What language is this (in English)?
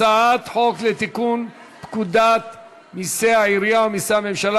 Hebrew